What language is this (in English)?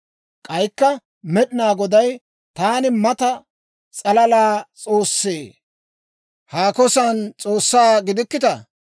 Dawro